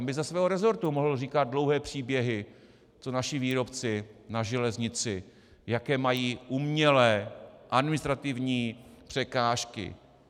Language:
Czech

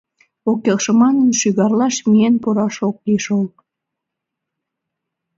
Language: Mari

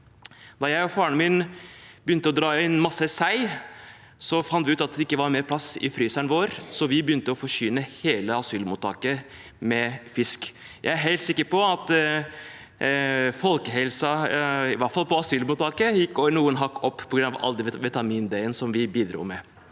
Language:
Norwegian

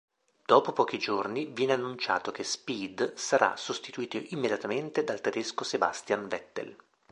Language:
Italian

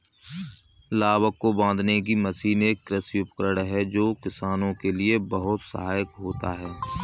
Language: Hindi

